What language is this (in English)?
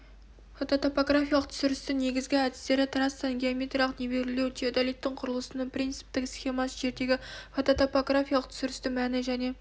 Kazakh